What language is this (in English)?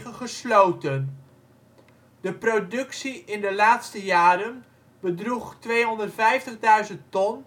Dutch